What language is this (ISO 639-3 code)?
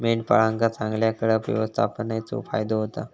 mar